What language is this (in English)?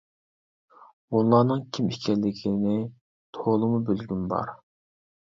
Uyghur